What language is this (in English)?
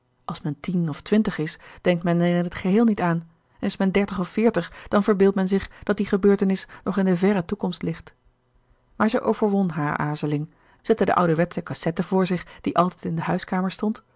Dutch